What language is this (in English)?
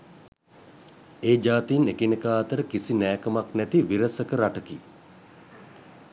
Sinhala